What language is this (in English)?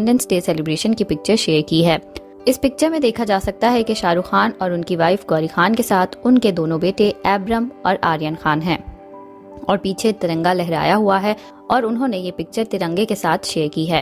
Hindi